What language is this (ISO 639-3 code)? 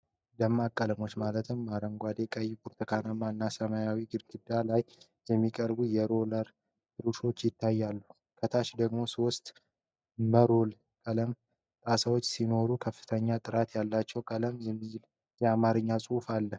amh